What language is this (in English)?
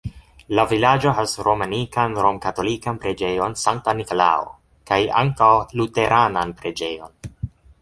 Esperanto